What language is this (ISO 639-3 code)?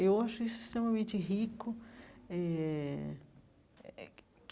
por